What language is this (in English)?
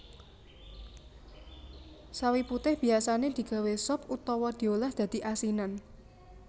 Javanese